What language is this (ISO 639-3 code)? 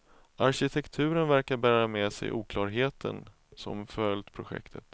swe